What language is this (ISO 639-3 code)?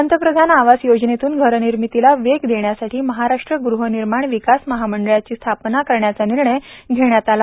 mar